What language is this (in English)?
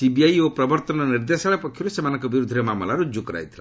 Odia